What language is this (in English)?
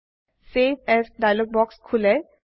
Assamese